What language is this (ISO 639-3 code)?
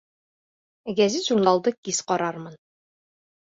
bak